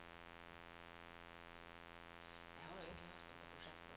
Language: Norwegian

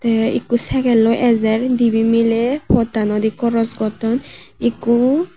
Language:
Chakma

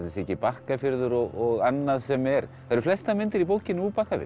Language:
Icelandic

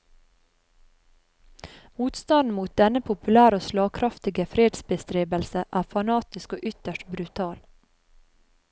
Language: Norwegian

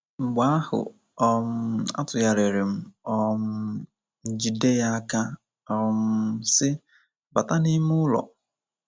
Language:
Igbo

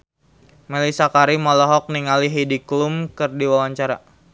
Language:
Sundanese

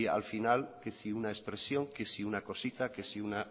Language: Spanish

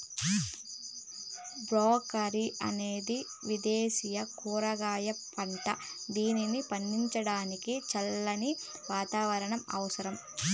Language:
Telugu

